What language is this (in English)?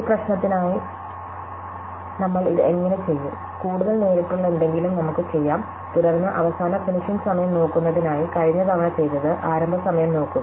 Malayalam